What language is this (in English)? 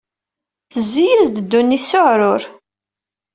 Kabyle